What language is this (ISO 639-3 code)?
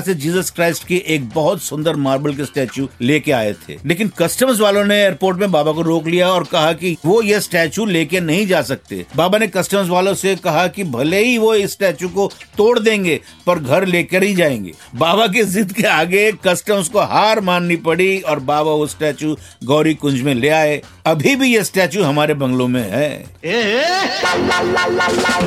hin